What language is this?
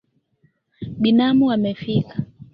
Swahili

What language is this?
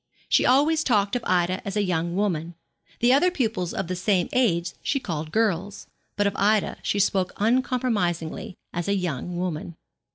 English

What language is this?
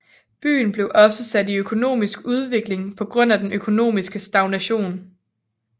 Danish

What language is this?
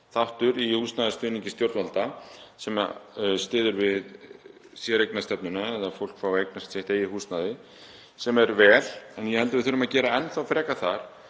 Icelandic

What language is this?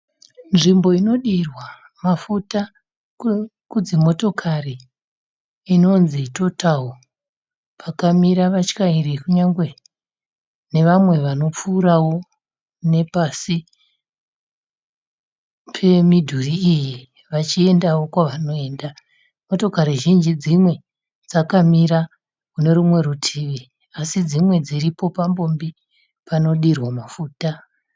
Shona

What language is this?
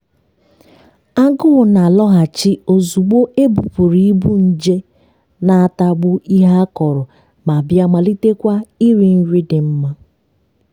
Igbo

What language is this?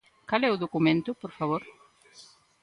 Galician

